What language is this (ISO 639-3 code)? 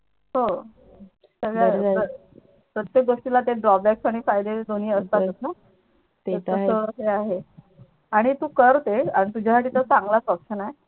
mar